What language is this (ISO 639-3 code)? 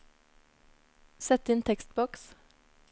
nor